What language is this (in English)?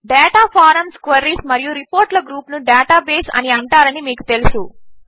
Telugu